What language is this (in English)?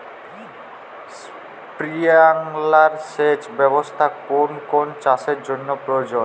Bangla